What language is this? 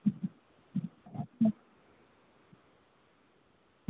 Bangla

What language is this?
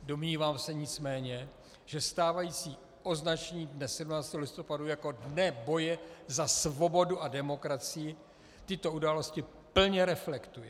Czech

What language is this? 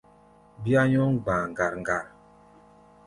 Gbaya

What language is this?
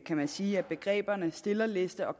Danish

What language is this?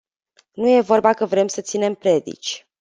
Romanian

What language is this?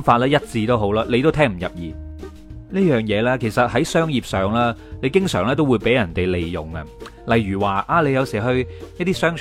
Chinese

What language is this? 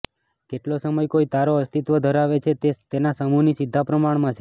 Gujarati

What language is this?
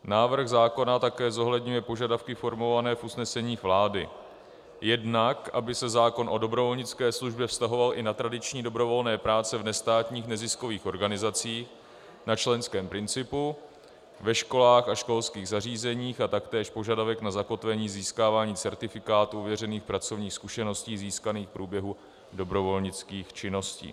Czech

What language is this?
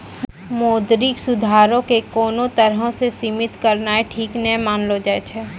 Maithili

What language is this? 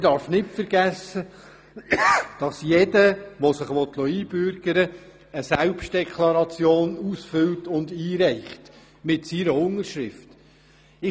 Swiss German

